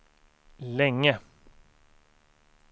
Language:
Swedish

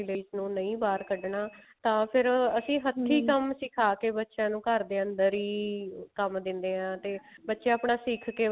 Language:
Punjabi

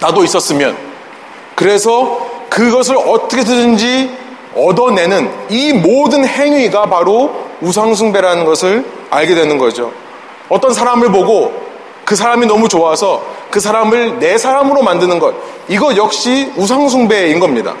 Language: Korean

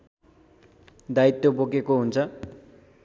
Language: Nepali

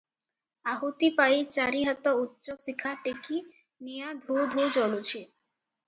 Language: Odia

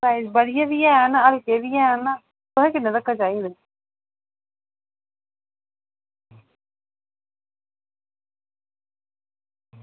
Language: Dogri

